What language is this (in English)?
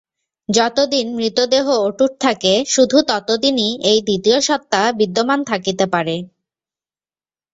Bangla